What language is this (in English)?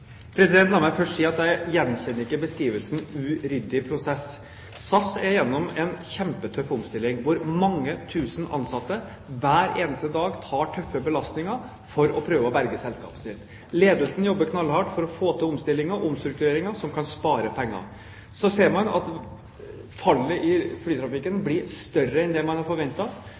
Norwegian Bokmål